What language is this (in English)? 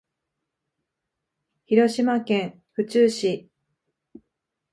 Japanese